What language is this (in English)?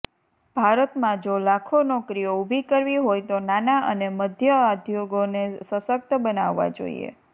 Gujarati